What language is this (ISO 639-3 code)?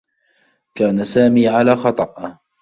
ara